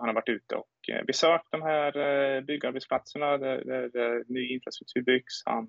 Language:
Swedish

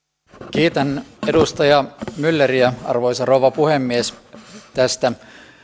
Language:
Finnish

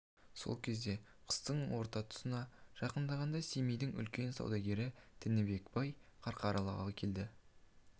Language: Kazakh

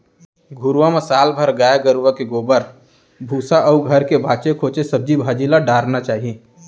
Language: Chhattisgarhi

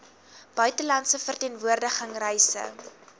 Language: Afrikaans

